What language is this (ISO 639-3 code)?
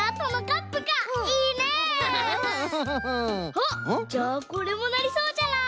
jpn